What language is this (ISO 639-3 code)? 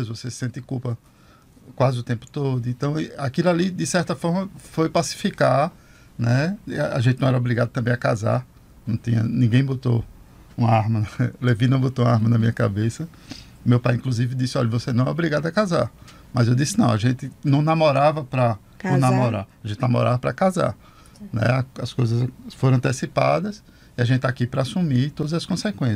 por